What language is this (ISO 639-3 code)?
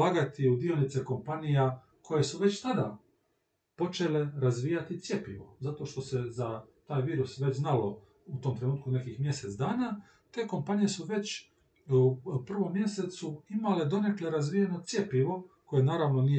hrv